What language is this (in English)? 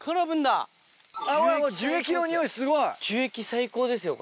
Japanese